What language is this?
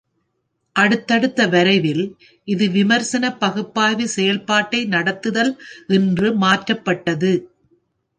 Tamil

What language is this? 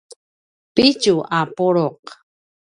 Paiwan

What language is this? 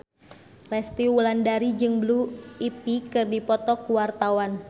Sundanese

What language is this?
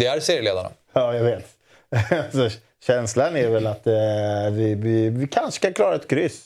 Swedish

